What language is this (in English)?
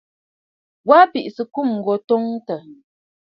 Bafut